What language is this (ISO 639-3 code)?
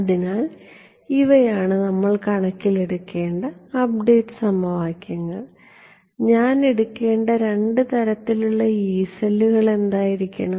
mal